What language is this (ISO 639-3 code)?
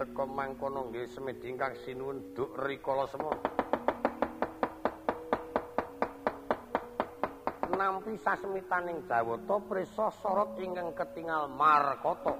ind